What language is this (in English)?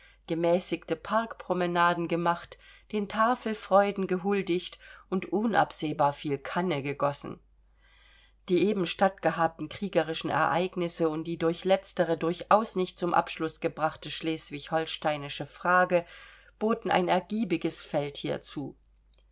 German